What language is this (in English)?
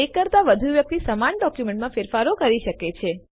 Gujarati